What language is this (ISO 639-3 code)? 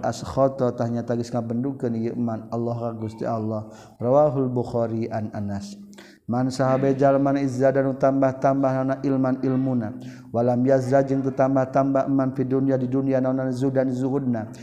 msa